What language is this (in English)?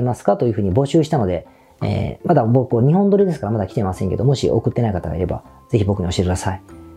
Japanese